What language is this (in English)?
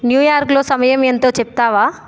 Telugu